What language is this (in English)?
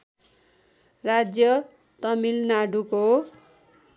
Nepali